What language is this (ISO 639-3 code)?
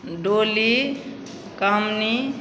mai